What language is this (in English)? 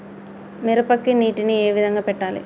Telugu